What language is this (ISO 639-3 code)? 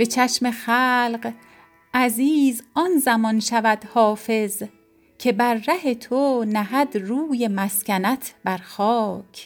fas